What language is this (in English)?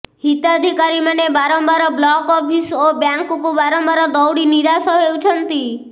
Odia